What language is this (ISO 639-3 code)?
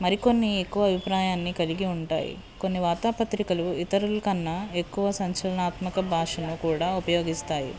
tel